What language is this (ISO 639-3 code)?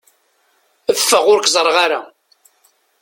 kab